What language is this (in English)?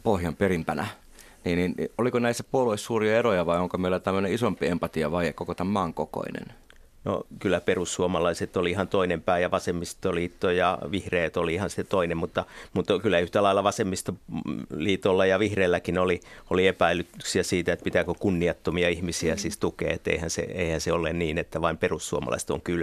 Finnish